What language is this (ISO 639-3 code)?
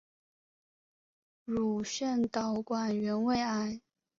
zho